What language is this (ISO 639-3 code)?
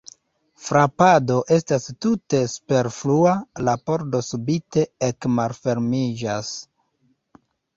epo